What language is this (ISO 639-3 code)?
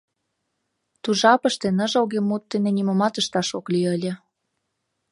chm